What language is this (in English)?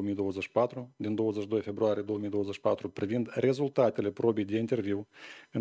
Russian